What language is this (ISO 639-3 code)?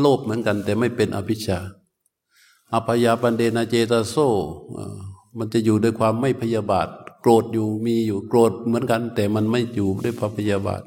tha